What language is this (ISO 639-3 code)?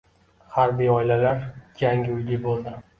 uzb